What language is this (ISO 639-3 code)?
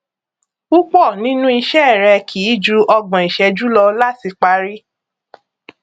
yor